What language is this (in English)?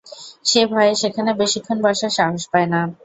Bangla